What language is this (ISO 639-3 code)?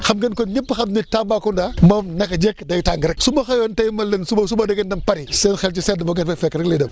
wol